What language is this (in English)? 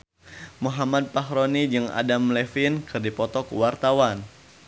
Sundanese